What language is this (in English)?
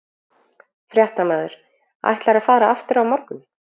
Icelandic